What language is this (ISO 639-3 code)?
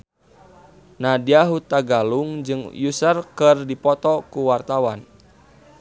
sun